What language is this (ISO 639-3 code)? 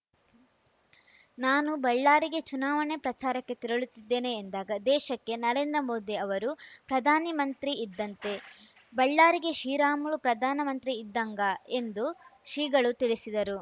kan